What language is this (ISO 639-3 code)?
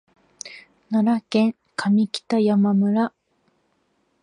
jpn